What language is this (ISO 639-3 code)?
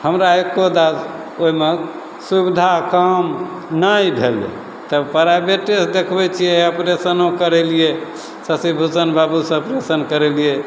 mai